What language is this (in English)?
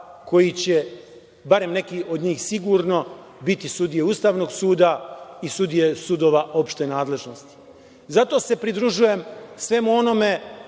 Serbian